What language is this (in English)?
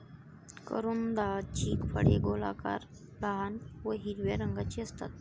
Marathi